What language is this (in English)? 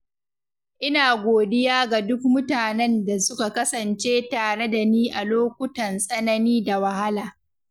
Hausa